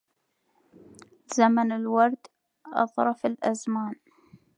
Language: Arabic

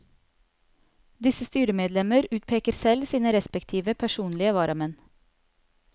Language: Norwegian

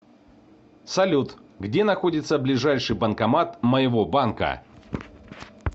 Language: Russian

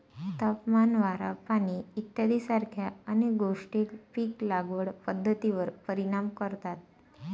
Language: Marathi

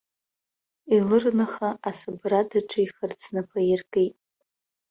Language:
Abkhazian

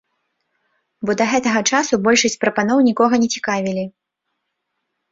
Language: Belarusian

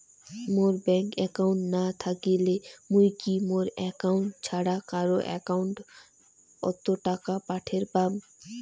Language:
Bangla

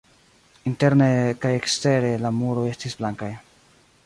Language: Esperanto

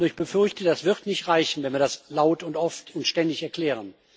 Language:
German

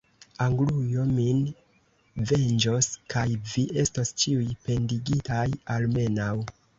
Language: Esperanto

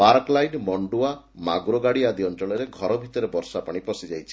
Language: Odia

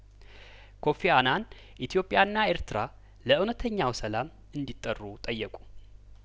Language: Amharic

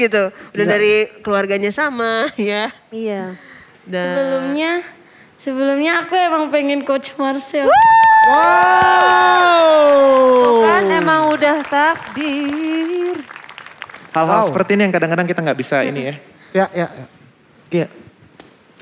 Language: Indonesian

